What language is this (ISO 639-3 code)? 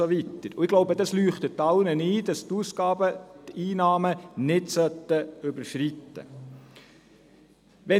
gsw